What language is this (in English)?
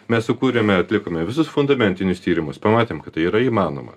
Lithuanian